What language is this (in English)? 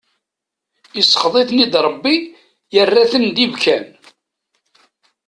Kabyle